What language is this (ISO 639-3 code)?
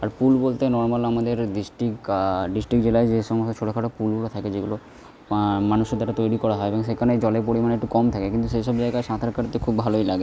ben